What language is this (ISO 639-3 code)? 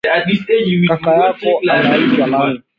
swa